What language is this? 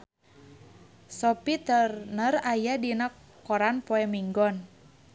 Sundanese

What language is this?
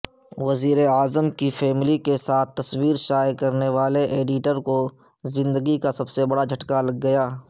Urdu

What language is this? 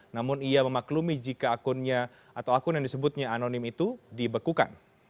Indonesian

